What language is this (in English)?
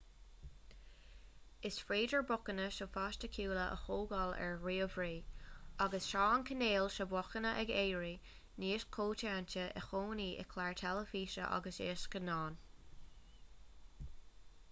Irish